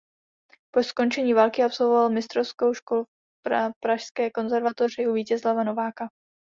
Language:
Czech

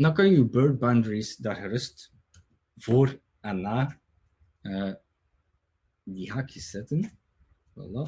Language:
Dutch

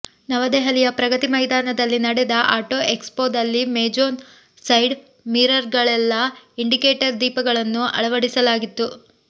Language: Kannada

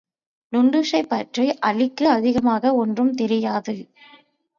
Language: Tamil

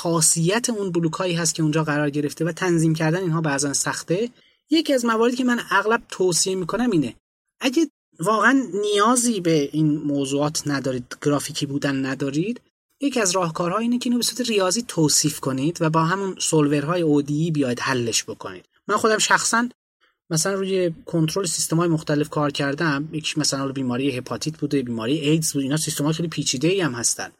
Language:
Persian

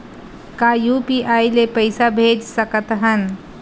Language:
Chhattisgarhi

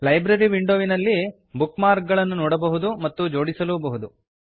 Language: Kannada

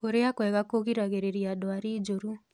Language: Kikuyu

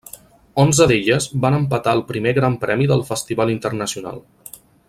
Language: Catalan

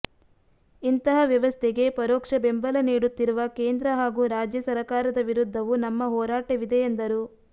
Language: Kannada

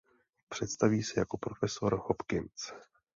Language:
Czech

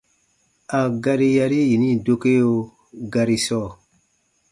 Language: Baatonum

